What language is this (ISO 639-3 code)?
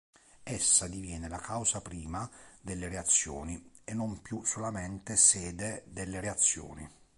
ita